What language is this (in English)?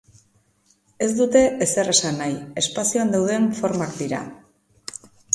Basque